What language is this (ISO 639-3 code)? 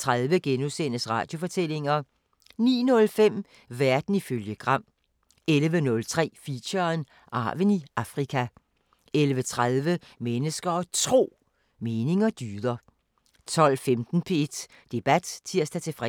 dan